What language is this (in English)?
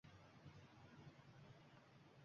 Uzbek